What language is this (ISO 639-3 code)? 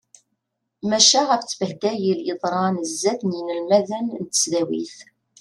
kab